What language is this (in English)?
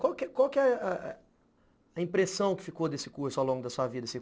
Portuguese